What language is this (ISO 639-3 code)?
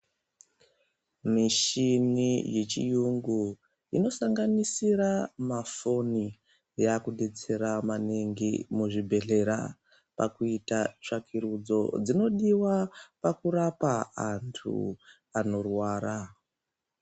ndc